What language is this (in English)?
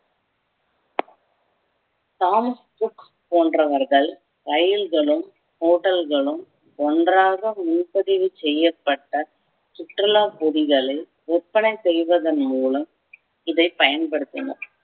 Tamil